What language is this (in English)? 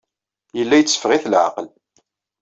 Kabyle